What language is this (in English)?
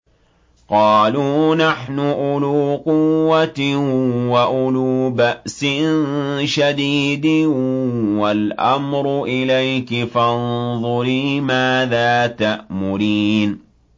Arabic